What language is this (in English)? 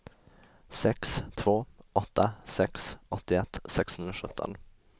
Swedish